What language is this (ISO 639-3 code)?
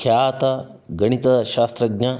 kan